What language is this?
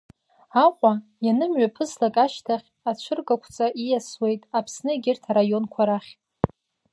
Abkhazian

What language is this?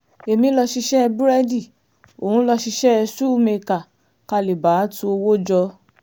Yoruba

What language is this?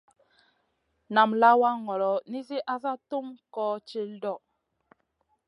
Masana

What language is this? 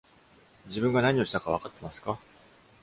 Japanese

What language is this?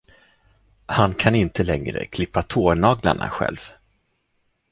Swedish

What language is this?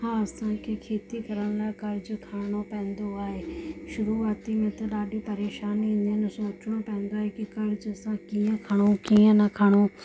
Sindhi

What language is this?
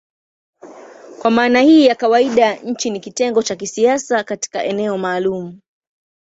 Swahili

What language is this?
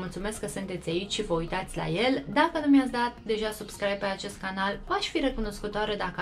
Romanian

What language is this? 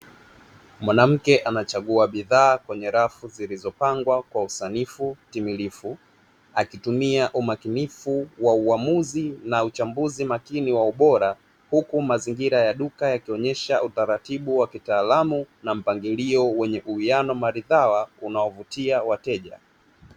Swahili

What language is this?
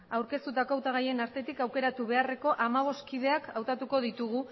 Basque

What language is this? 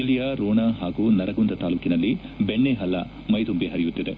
Kannada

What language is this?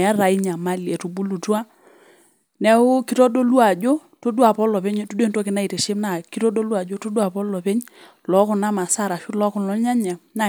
Masai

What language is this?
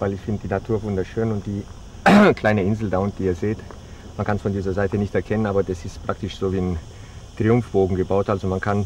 English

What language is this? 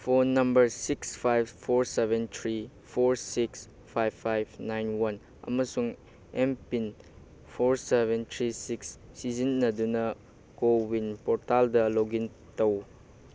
Manipuri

